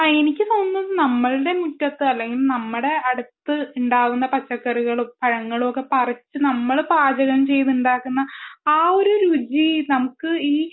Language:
Malayalam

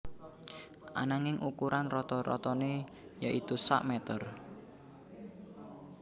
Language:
Javanese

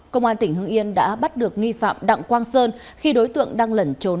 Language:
Vietnamese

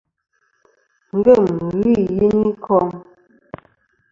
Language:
Kom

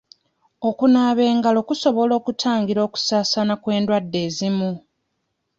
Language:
Ganda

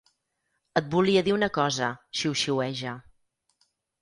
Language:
Catalan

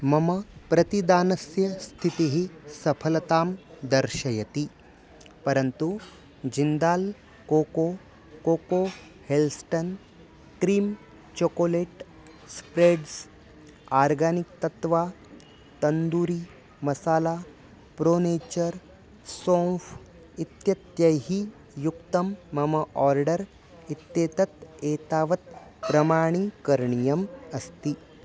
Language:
Sanskrit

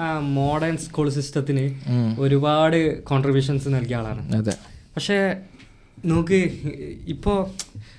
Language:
Malayalam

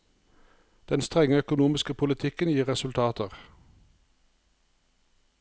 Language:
Norwegian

